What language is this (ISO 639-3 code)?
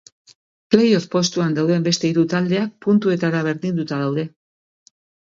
eus